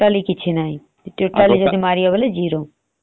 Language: Odia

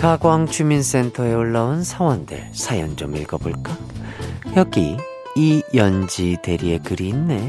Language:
Korean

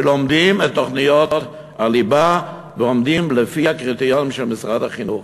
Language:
Hebrew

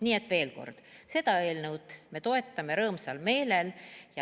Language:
Estonian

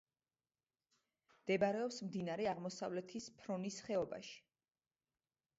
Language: Georgian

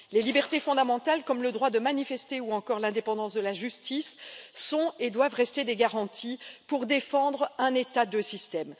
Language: French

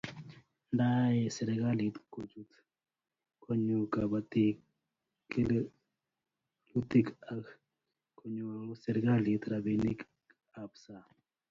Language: Kalenjin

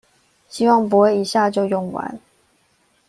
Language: Chinese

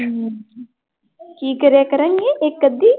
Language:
Punjabi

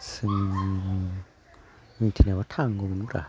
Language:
Bodo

